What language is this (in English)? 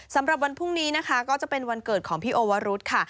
Thai